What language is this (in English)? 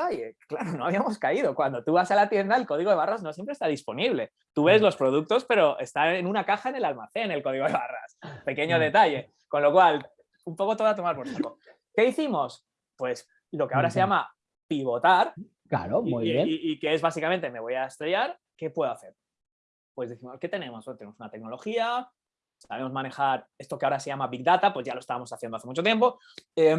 Spanish